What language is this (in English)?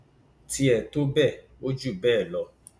Yoruba